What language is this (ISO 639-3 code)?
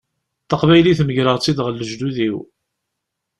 kab